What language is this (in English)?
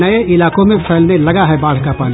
Hindi